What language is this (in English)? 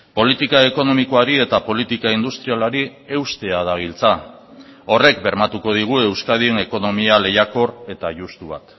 Basque